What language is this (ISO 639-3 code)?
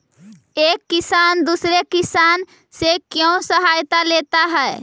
mag